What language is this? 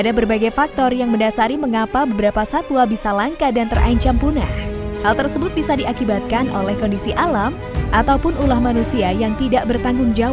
Indonesian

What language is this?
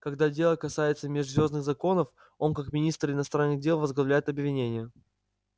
Russian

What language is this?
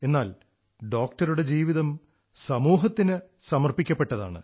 Malayalam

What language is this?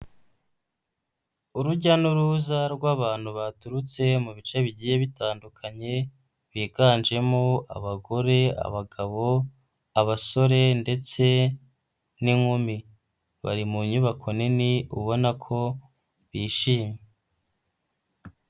Kinyarwanda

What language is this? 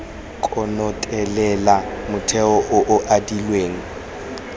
Tswana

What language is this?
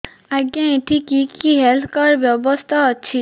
Odia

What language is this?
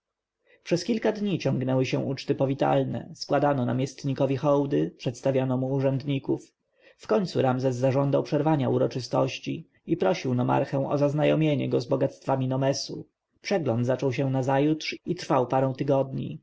Polish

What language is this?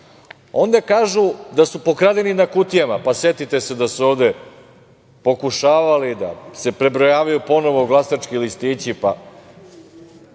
Serbian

